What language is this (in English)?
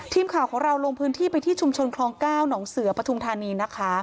Thai